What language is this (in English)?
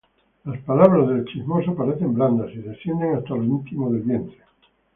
Spanish